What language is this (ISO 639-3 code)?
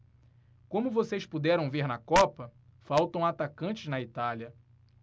por